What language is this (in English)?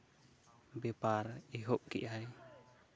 Santali